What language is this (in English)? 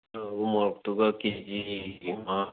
Manipuri